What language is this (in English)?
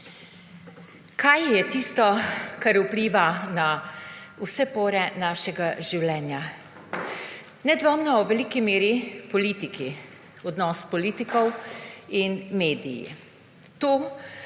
Slovenian